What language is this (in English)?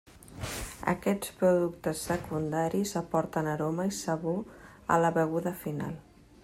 Catalan